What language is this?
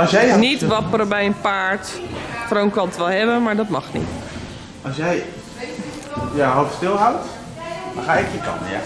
Dutch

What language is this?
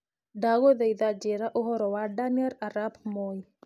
Kikuyu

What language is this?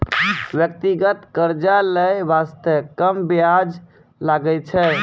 Maithili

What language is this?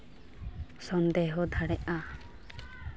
Santali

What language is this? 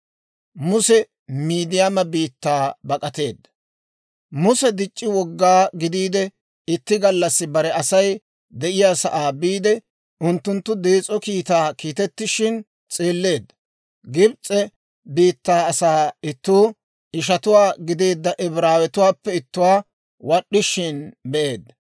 Dawro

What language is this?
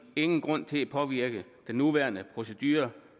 Danish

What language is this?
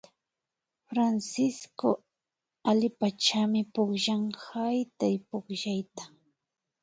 Imbabura Highland Quichua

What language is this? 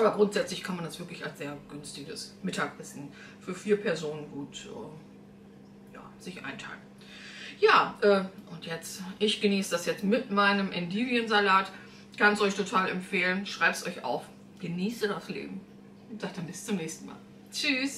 German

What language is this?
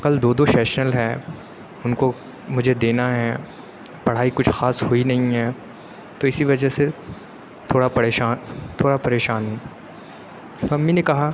Urdu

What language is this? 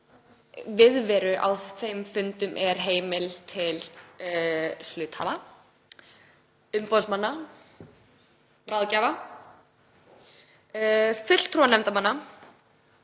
Icelandic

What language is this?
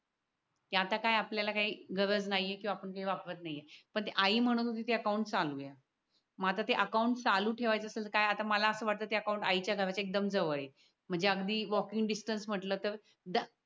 Marathi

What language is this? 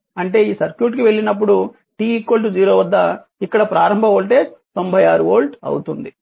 Telugu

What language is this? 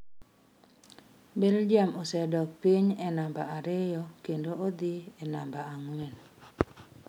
Luo (Kenya and Tanzania)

